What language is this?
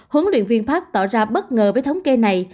Vietnamese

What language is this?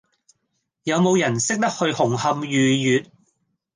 Cantonese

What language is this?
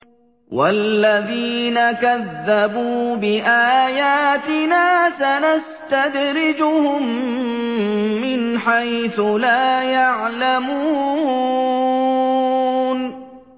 Arabic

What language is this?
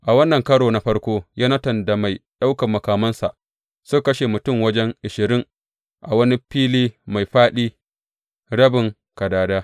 Hausa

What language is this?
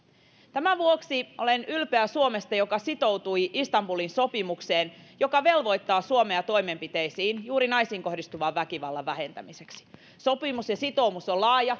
Finnish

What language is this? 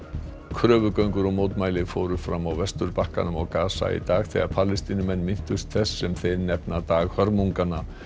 Icelandic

